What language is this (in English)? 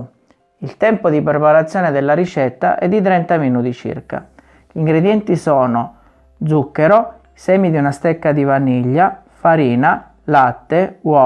Italian